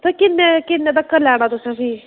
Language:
Dogri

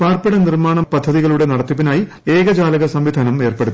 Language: Malayalam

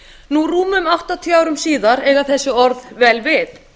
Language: Icelandic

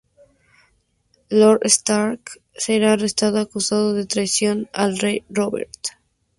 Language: Spanish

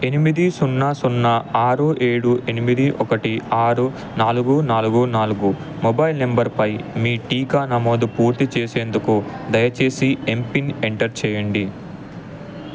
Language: Telugu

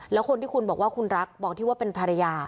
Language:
Thai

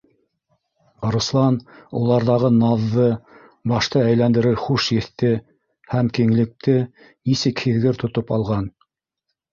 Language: Bashkir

